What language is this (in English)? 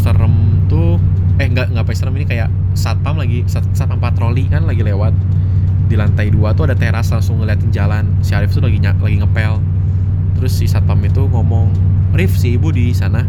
Indonesian